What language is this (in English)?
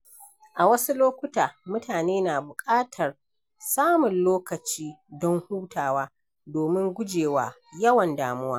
Hausa